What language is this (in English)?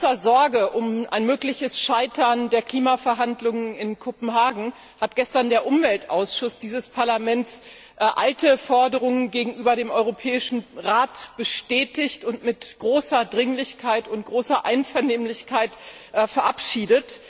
German